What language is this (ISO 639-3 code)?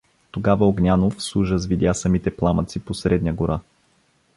bul